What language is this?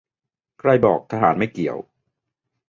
Thai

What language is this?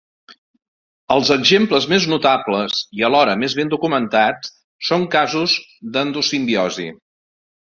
Catalan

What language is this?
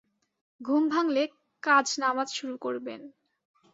Bangla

